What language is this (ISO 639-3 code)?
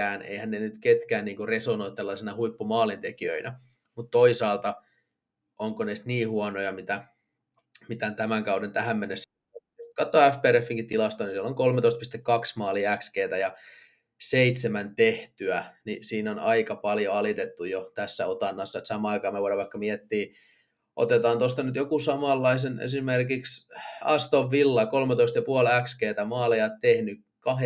fin